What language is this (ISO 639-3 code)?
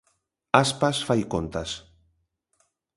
glg